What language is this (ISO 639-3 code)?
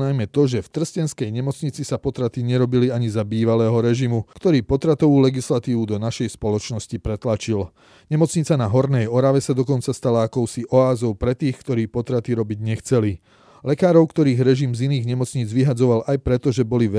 slk